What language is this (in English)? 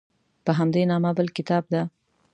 Pashto